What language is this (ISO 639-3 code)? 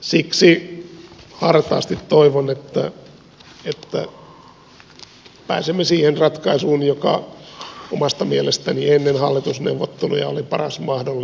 fin